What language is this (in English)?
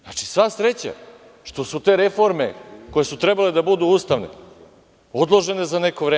Serbian